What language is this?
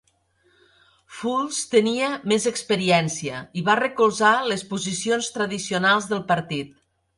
Catalan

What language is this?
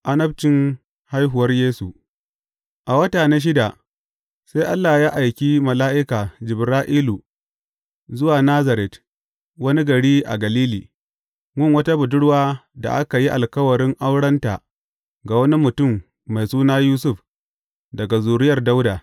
Hausa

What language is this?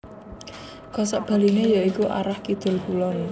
Javanese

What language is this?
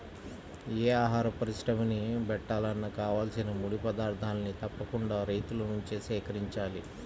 Telugu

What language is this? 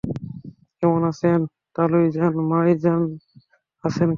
Bangla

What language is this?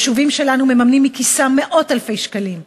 Hebrew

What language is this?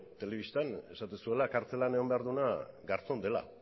Basque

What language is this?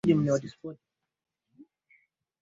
Swahili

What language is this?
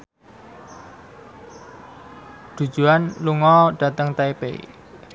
Javanese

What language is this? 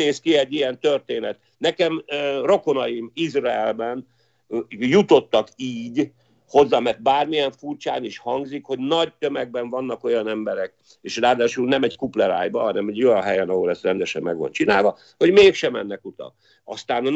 Hungarian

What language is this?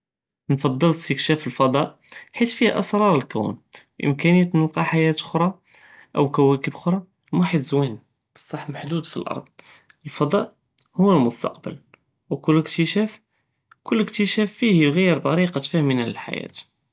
Judeo-Arabic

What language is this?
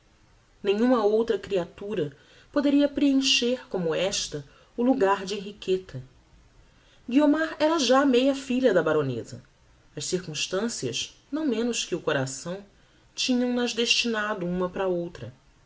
Portuguese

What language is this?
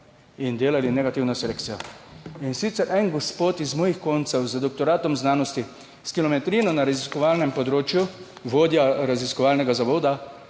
Slovenian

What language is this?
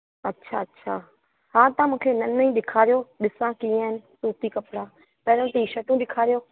Sindhi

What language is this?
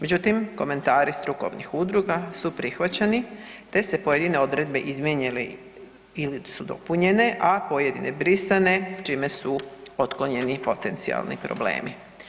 Croatian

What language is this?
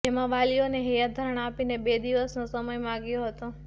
Gujarati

